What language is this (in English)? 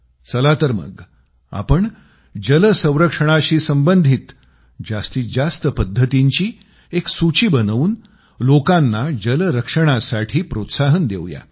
Marathi